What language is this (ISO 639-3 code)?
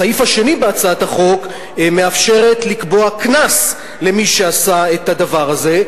heb